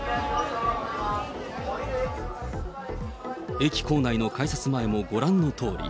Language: Japanese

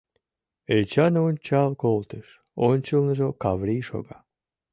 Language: Mari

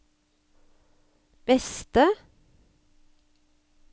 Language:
Norwegian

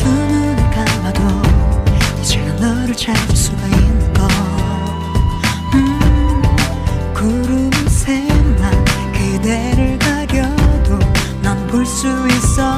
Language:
Korean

